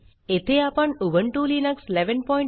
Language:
Marathi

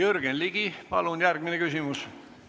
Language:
Estonian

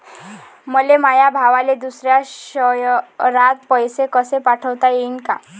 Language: Marathi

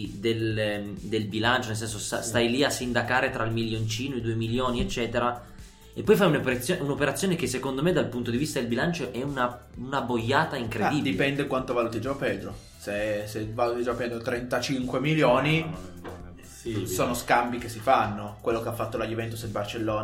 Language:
Italian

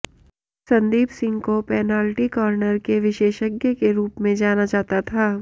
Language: Hindi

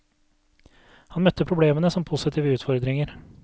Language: Norwegian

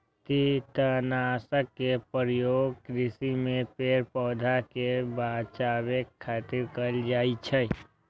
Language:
Maithili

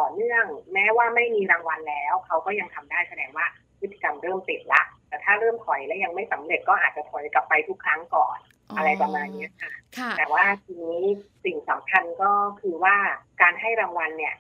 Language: Thai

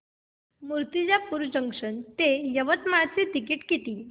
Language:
Marathi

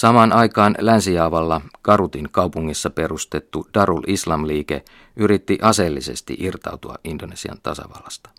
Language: Finnish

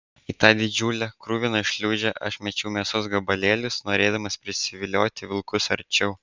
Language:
Lithuanian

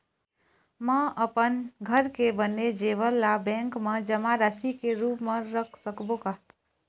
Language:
Chhattisgarhi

